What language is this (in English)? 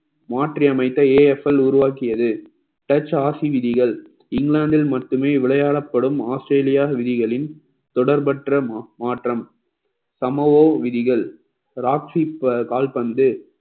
Tamil